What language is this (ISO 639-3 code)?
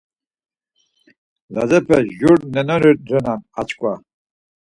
lzz